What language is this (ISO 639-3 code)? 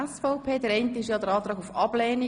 gsw